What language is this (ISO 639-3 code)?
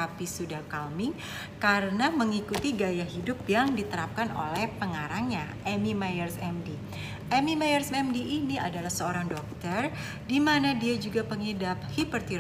ind